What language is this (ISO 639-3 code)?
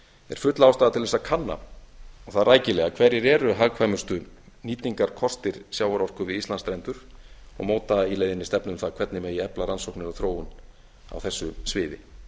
isl